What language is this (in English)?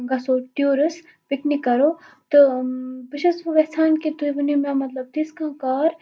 Kashmiri